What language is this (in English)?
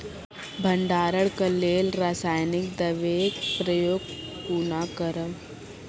Maithili